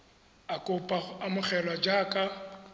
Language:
Tswana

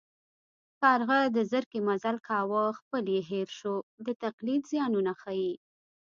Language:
Pashto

